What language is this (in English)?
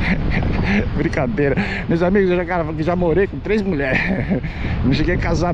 Portuguese